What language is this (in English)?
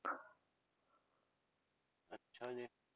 Punjabi